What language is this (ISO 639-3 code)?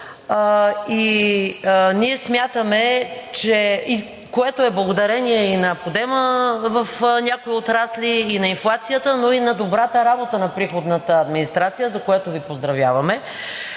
bul